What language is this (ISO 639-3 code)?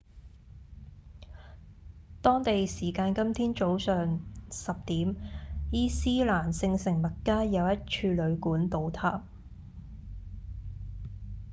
yue